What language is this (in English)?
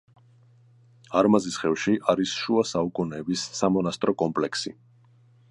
Georgian